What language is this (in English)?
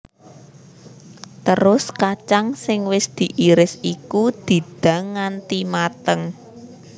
Javanese